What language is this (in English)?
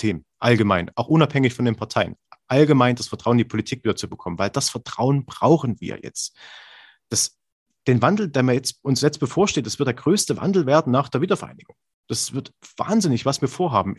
German